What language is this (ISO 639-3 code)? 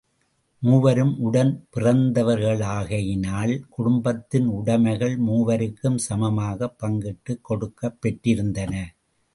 tam